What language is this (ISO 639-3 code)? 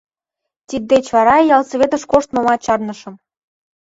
chm